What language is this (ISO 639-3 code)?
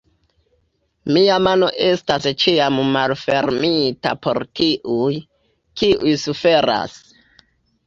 epo